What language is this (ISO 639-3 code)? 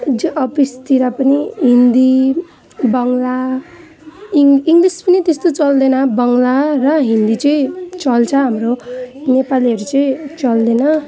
nep